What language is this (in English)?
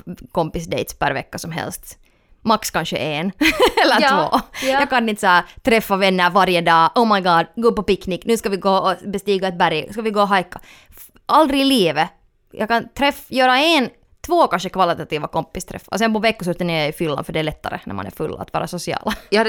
Swedish